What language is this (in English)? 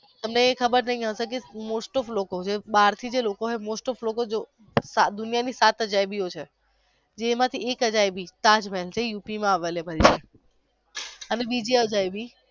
Gujarati